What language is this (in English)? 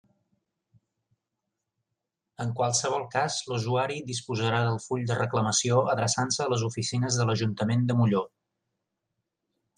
Catalan